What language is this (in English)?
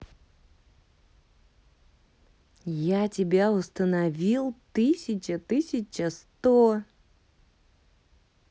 Russian